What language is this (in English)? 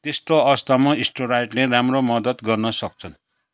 Nepali